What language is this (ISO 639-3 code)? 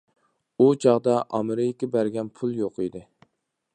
uig